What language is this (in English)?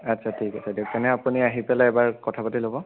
Assamese